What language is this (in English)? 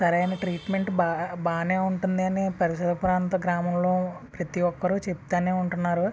Telugu